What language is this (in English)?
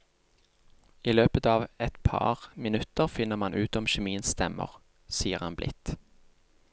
Norwegian